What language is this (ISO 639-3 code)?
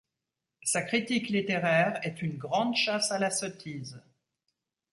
fra